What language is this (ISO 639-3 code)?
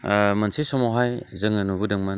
brx